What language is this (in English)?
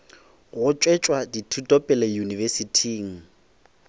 Northern Sotho